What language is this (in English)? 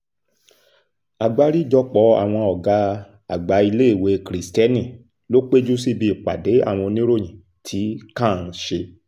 Yoruba